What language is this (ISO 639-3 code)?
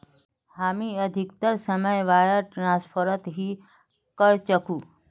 mag